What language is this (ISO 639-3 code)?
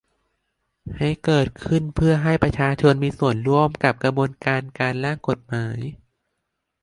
tha